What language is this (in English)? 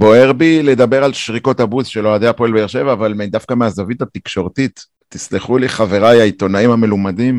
Hebrew